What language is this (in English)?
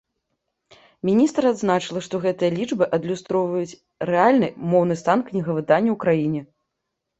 Belarusian